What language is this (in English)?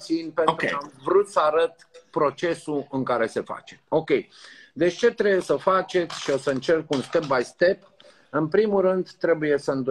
Romanian